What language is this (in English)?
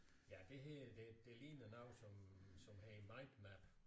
Danish